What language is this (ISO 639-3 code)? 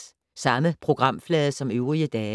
dan